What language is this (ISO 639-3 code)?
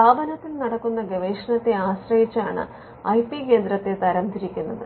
mal